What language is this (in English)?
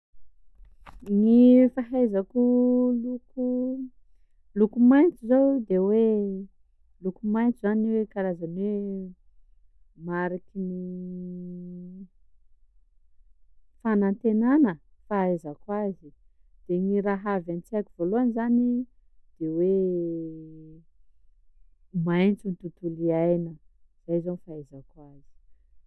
Sakalava Malagasy